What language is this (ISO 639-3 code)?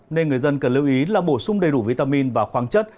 vie